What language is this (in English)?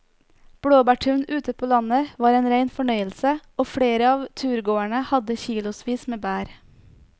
Norwegian